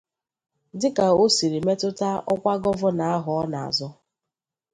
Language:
Igbo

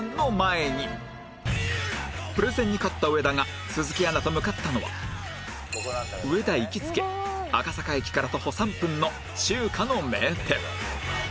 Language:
Japanese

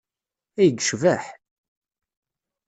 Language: Kabyle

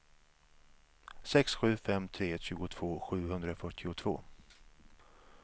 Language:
Swedish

